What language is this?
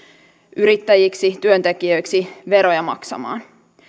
Finnish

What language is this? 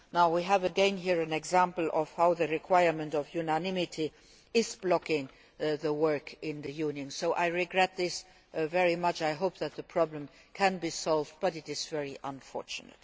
English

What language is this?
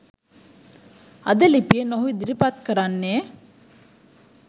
Sinhala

